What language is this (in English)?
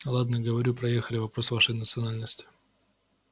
Russian